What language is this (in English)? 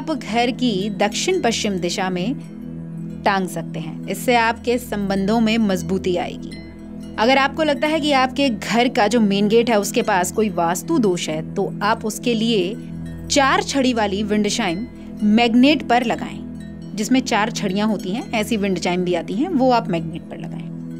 Hindi